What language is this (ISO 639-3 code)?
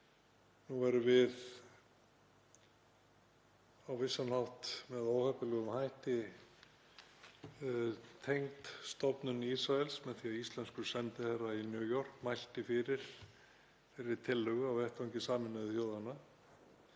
isl